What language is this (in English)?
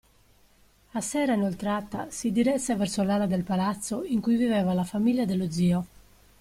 Italian